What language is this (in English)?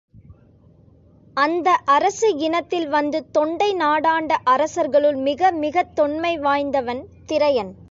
Tamil